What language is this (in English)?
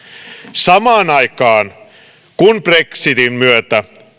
Finnish